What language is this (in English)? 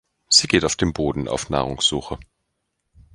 German